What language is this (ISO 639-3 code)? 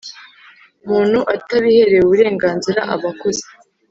kin